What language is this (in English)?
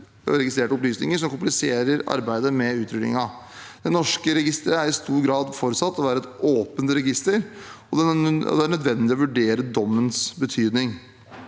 Norwegian